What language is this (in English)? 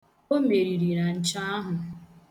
Igbo